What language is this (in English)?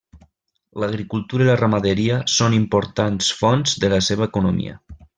Catalan